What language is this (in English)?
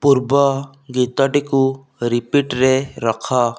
Odia